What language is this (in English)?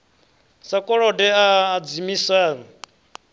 Venda